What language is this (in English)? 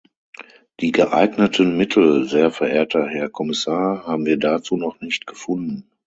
German